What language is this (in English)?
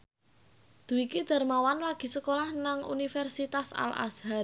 Javanese